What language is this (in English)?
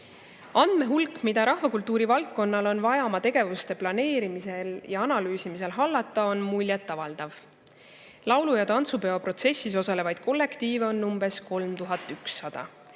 Estonian